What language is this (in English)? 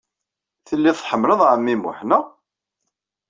Kabyle